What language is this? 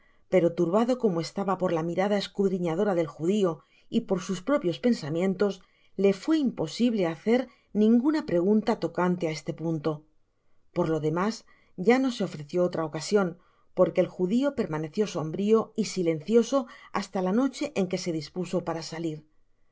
Spanish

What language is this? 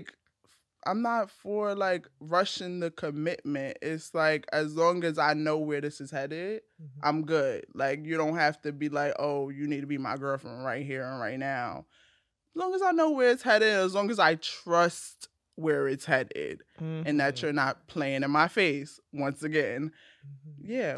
English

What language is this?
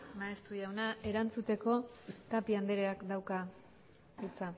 Basque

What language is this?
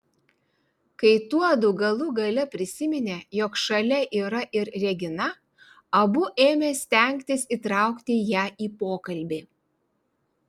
Lithuanian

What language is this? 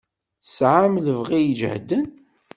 Kabyle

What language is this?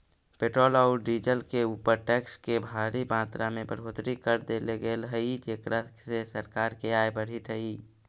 Magahi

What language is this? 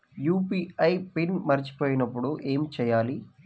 Telugu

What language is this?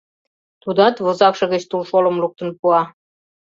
Mari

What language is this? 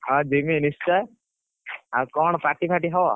Odia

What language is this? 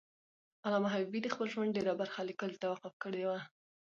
Pashto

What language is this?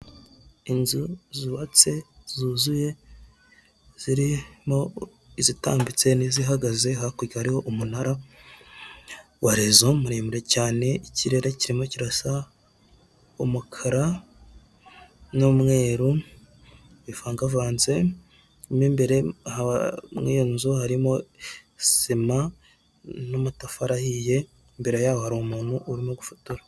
Kinyarwanda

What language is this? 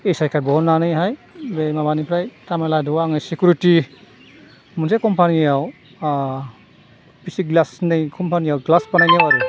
Bodo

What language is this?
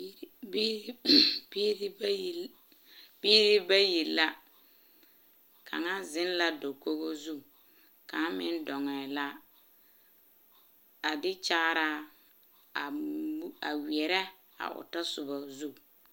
Southern Dagaare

